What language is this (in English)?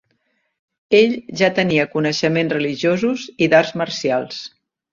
Catalan